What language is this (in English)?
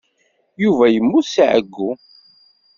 Kabyle